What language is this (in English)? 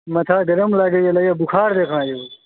Maithili